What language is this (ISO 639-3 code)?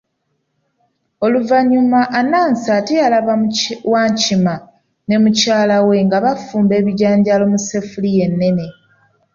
lug